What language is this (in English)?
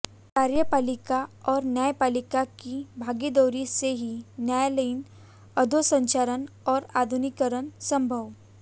Hindi